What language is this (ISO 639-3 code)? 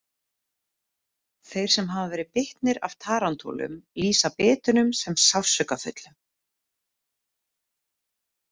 isl